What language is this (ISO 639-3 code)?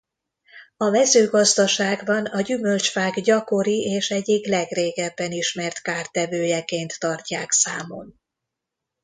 hun